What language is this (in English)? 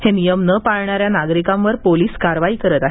Marathi